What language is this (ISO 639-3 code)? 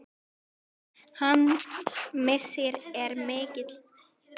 isl